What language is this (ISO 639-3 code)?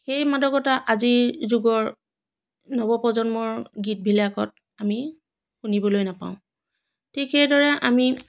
asm